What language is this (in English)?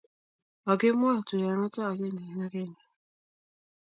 Kalenjin